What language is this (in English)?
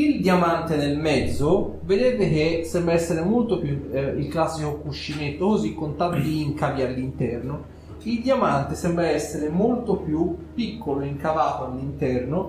Italian